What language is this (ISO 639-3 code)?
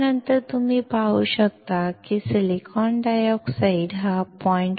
mar